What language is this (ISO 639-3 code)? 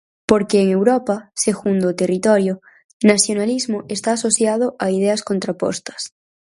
glg